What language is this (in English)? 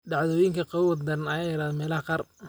Somali